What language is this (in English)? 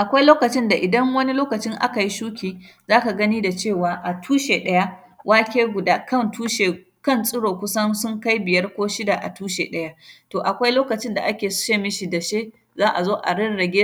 Hausa